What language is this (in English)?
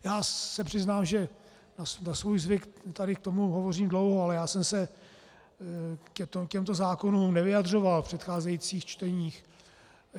Czech